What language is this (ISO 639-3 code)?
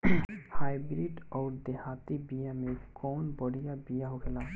bho